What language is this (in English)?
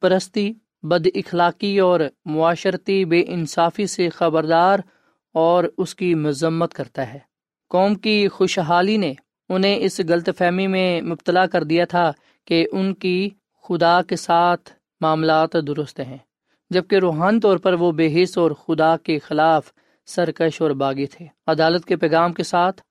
Urdu